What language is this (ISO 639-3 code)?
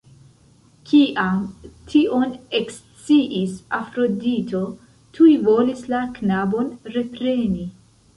epo